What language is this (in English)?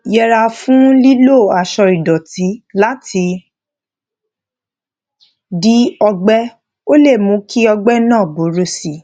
Yoruba